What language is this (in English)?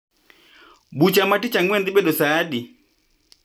Luo (Kenya and Tanzania)